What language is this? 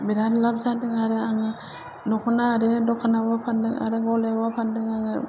Bodo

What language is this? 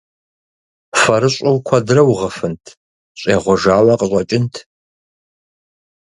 Kabardian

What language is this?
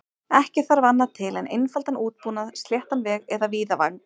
Icelandic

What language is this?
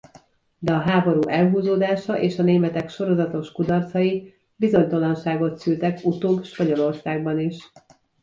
Hungarian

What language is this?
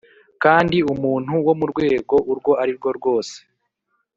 Kinyarwanda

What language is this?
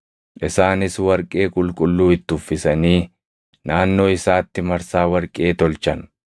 Oromo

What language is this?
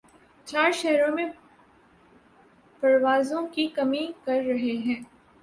Urdu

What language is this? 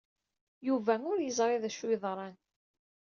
Kabyle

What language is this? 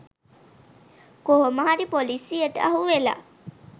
Sinhala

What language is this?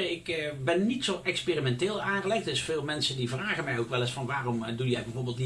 Dutch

